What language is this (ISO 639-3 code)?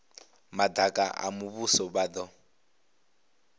ven